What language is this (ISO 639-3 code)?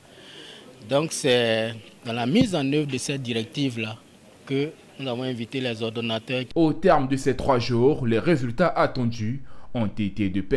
fra